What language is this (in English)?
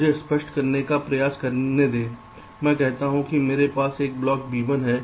Hindi